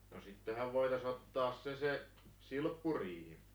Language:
Finnish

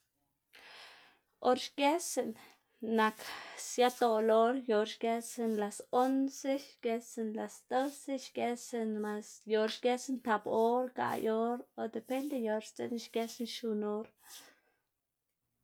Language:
Xanaguía Zapotec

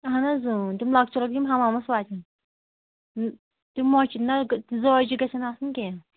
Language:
Kashmiri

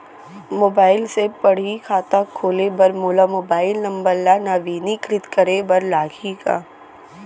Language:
Chhattisgarhi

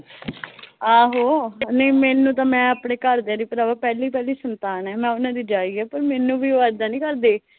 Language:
Punjabi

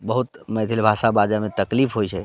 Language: Maithili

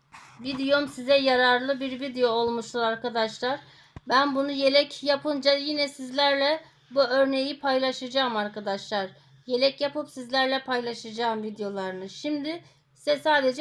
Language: Turkish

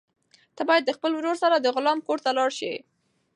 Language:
Pashto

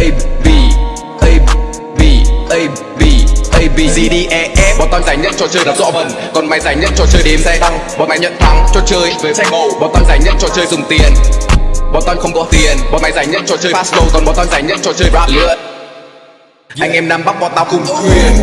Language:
Vietnamese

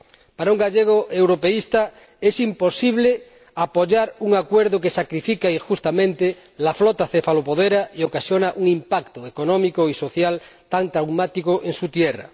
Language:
Spanish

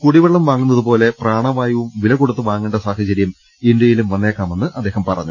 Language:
Malayalam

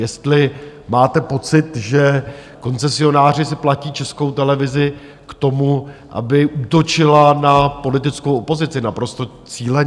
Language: Czech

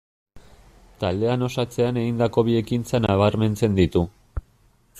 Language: Basque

